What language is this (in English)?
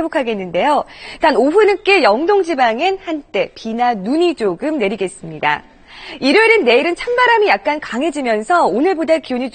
Korean